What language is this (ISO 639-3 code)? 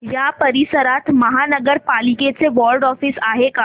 mar